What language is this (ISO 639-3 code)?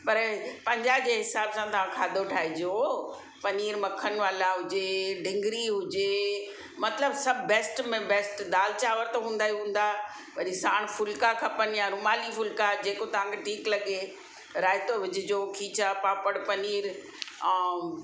snd